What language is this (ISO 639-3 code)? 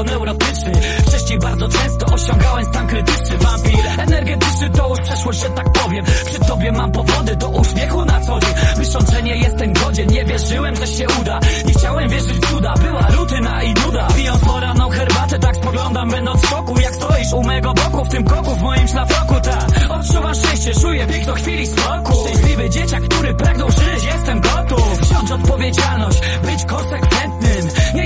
pol